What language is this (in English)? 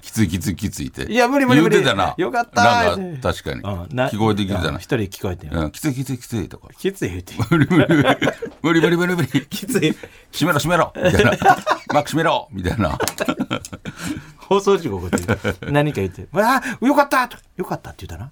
Japanese